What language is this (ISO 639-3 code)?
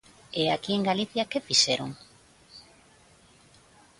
glg